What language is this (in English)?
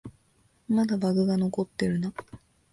Japanese